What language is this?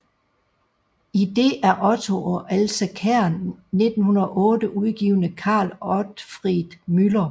Danish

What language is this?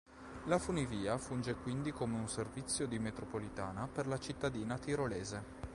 Italian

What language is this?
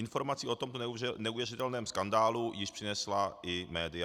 Czech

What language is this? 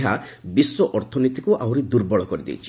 Odia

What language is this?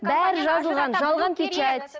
Kazakh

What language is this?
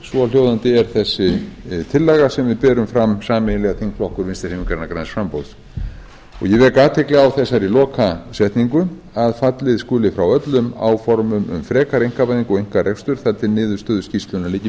Icelandic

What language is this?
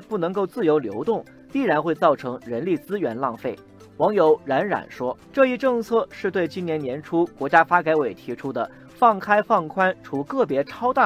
Chinese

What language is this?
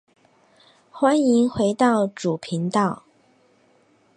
Chinese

